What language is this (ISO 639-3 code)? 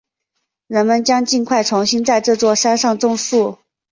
zho